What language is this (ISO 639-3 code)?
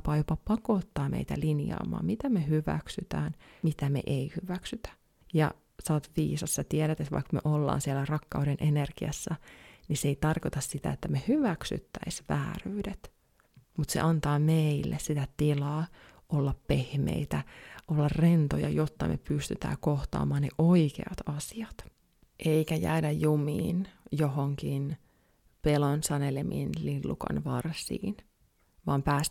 fin